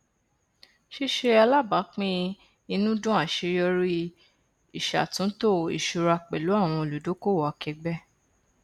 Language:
Yoruba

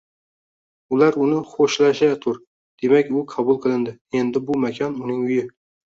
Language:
Uzbek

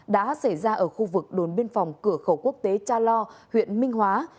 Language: Vietnamese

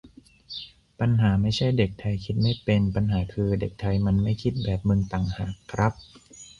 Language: Thai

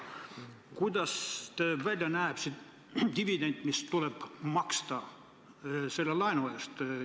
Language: Estonian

